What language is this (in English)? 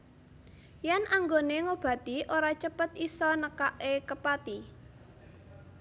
Javanese